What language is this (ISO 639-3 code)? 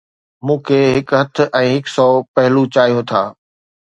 snd